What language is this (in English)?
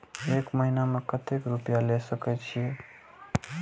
Maithili